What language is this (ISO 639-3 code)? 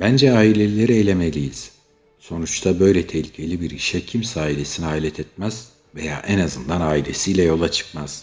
tur